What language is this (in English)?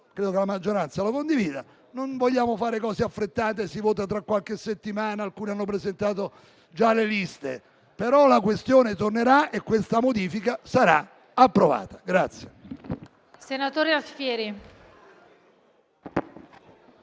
Italian